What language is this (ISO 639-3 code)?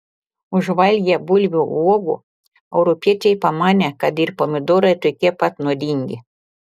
lit